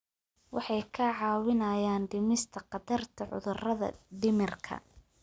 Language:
Somali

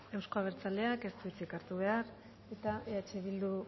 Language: Basque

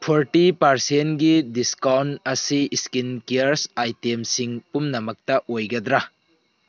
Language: Manipuri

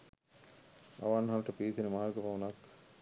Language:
Sinhala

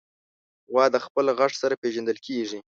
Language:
Pashto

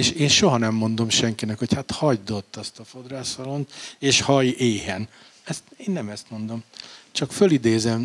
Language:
Hungarian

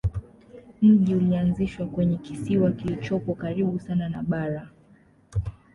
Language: Swahili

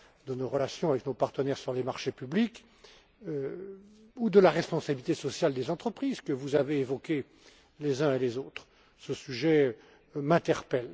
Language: French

